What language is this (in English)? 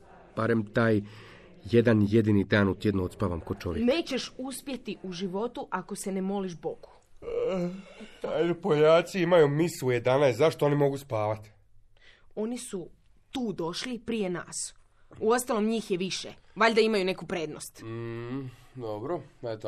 Croatian